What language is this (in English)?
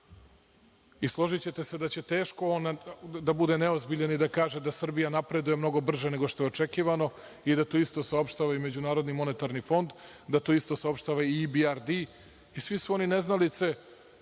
Serbian